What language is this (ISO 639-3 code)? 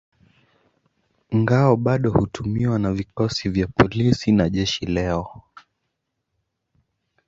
swa